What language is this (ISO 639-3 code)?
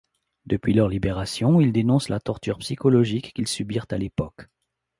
fra